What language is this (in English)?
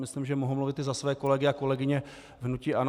Czech